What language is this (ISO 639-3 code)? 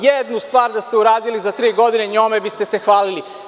srp